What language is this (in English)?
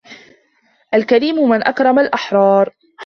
Arabic